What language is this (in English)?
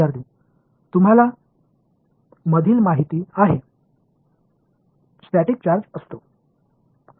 Marathi